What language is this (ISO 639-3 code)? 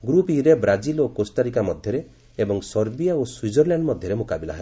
ori